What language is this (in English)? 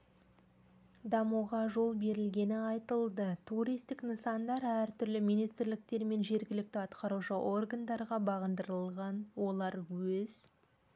Kazakh